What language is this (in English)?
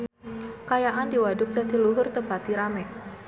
Sundanese